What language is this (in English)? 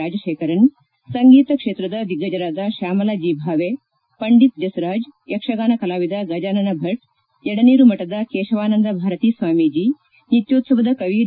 Kannada